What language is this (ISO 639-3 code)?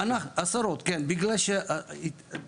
heb